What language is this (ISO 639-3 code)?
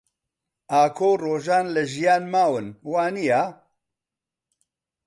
ckb